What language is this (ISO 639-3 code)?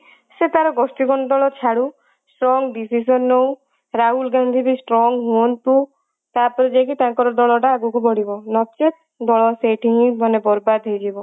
ori